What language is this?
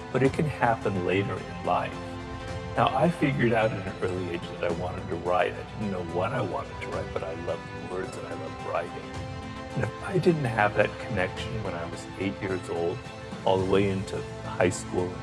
English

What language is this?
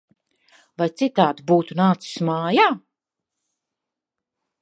Latvian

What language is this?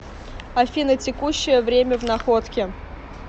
Russian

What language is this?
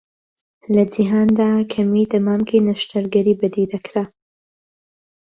Central Kurdish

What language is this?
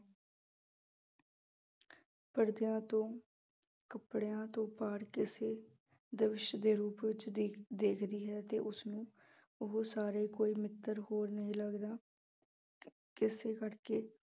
Punjabi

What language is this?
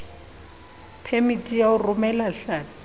Southern Sotho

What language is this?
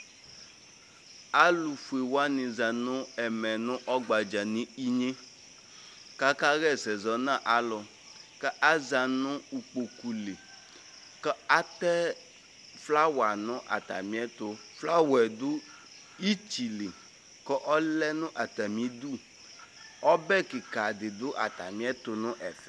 Ikposo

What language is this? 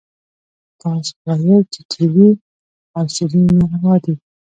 Pashto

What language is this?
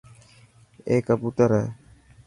Dhatki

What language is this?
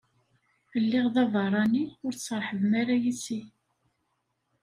Kabyle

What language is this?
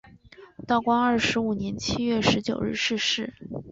Chinese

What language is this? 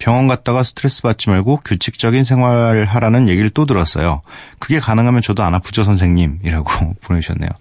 Korean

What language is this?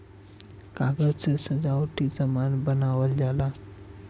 Bhojpuri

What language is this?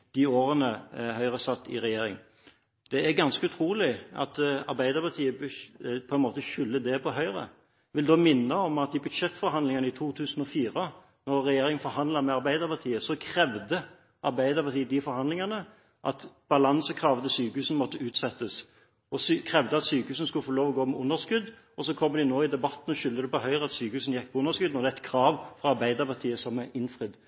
Norwegian Bokmål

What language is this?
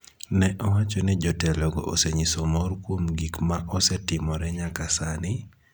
Luo (Kenya and Tanzania)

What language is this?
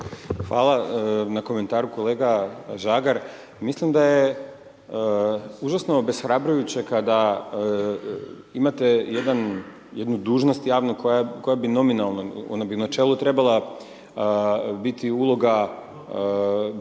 Croatian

